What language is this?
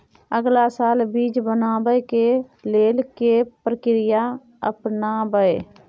Maithili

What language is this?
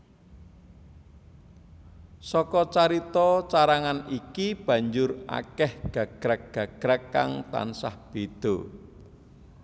Javanese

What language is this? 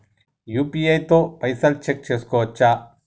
Telugu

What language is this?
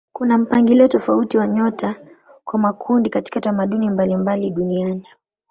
Swahili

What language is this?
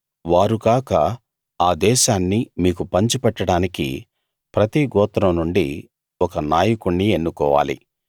Telugu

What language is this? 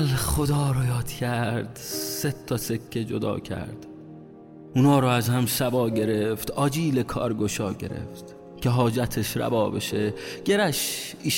Persian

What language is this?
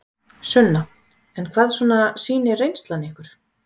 Icelandic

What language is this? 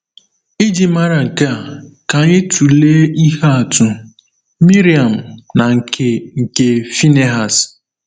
Igbo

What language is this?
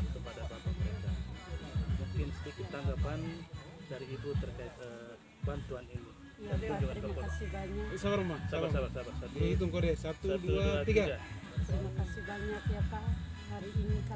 Indonesian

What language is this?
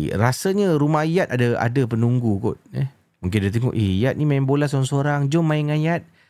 Malay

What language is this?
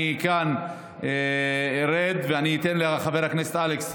Hebrew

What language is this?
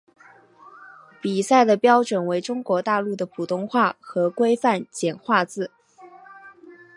Chinese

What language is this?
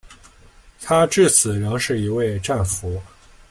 Chinese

